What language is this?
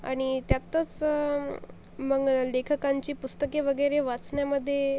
Marathi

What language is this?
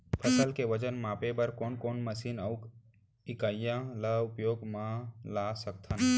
Chhattisgarhi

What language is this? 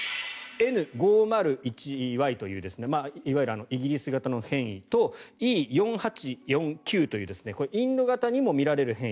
Japanese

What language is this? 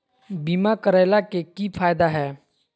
Magahi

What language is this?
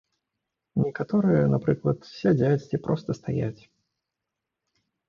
Belarusian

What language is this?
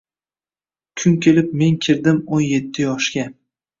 Uzbek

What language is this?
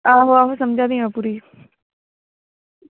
Dogri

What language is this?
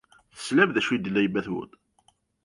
Kabyle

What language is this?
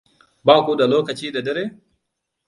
Hausa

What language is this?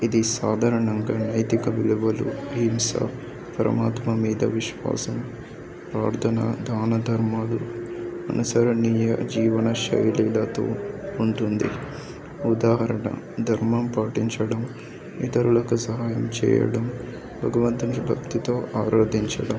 Telugu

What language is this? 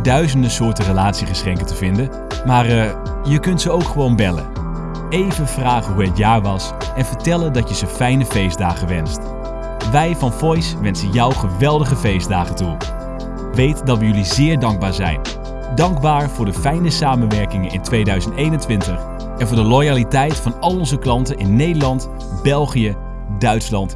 Dutch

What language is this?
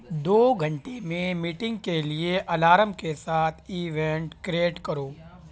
Urdu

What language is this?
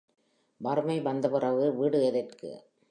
Tamil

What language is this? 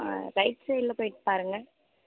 Tamil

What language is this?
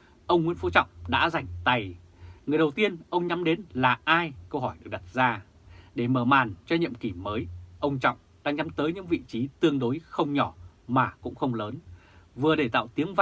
Vietnamese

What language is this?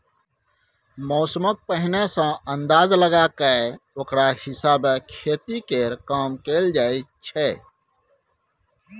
Maithili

